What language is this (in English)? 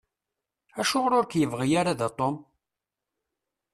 Kabyle